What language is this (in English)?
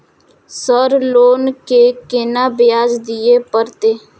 Maithili